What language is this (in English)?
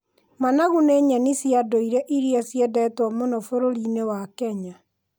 Kikuyu